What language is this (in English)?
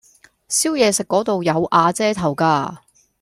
Cantonese